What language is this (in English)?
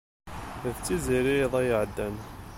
Kabyle